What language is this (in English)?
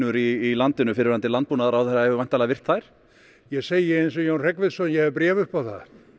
Icelandic